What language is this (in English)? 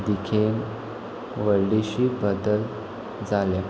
Konkani